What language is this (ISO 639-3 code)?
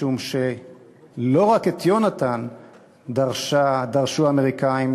heb